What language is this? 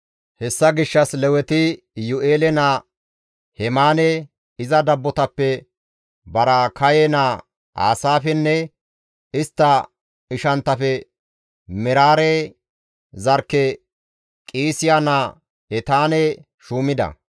Gamo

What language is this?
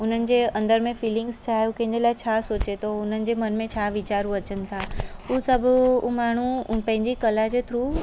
Sindhi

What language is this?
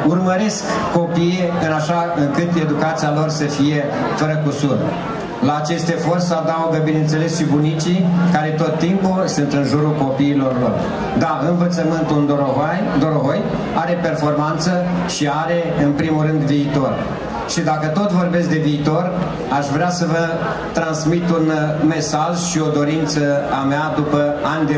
Romanian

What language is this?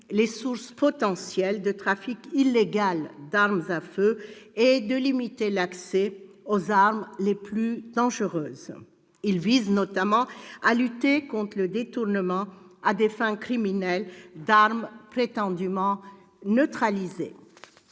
French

